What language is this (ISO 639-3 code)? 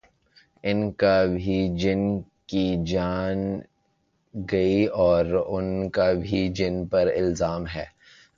urd